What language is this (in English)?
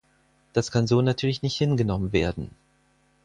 German